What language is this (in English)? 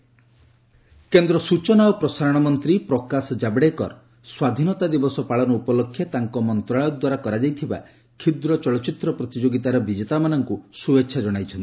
Odia